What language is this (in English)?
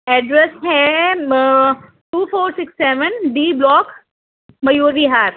Urdu